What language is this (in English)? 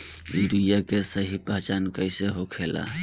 Bhojpuri